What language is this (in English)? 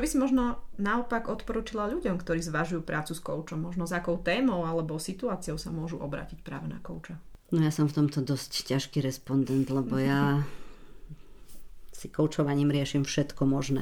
Slovak